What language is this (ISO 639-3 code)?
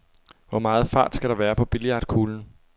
dan